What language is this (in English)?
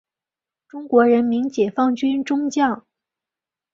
Chinese